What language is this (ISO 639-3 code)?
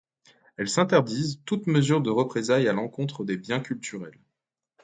fra